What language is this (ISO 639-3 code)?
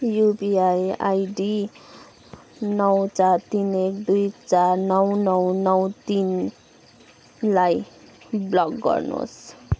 nep